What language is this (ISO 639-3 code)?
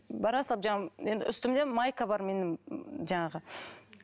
kaz